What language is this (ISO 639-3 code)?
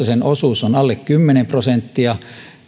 fin